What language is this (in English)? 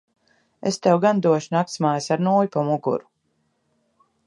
Latvian